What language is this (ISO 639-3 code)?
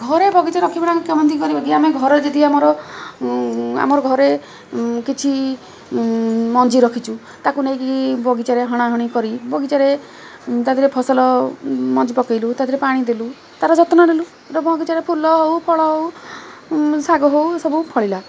ori